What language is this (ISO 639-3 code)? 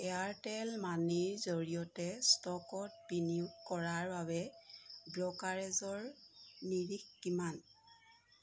asm